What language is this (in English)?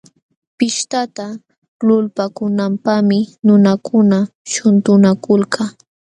Jauja Wanca Quechua